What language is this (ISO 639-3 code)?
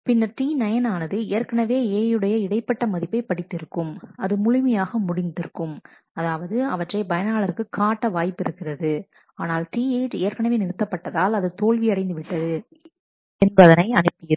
tam